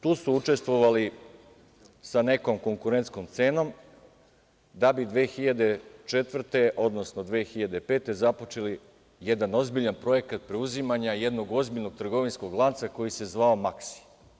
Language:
Serbian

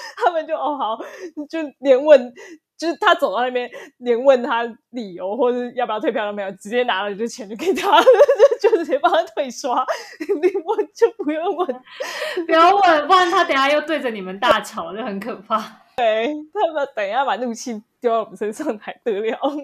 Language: Chinese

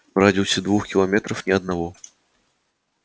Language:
Russian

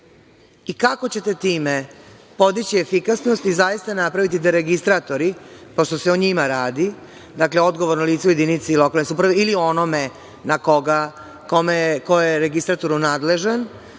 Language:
Serbian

